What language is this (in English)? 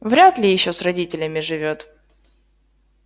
Russian